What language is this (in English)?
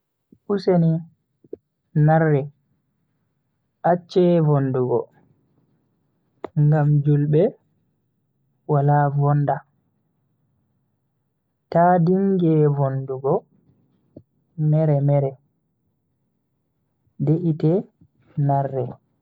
Bagirmi Fulfulde